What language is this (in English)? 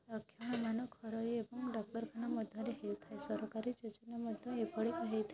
Odia